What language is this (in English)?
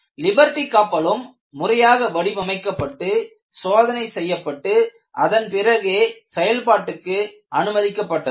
Tamil